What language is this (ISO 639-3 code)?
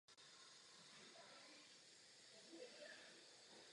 ces